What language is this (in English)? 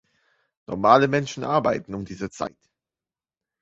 German